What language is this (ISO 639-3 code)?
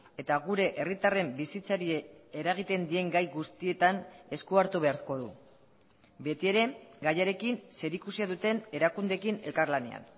eus